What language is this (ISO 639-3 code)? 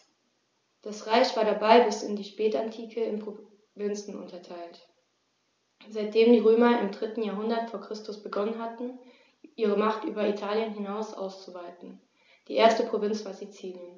deu